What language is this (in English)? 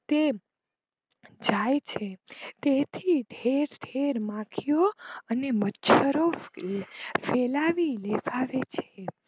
Gujarati